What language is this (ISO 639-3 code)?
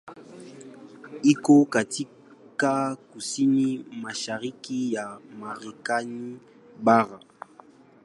swa